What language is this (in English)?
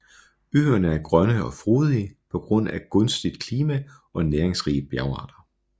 Danish